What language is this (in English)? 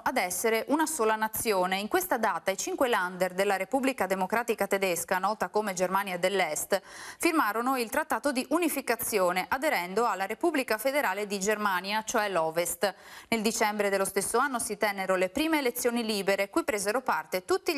Italian